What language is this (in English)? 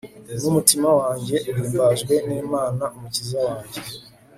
Kinyarwanda